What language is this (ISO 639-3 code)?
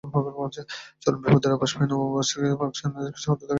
ben